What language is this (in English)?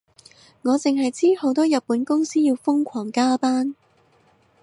Cantonese